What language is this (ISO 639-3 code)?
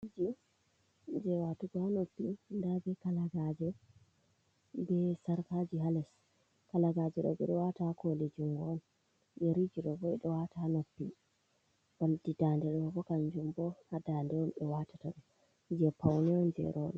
ful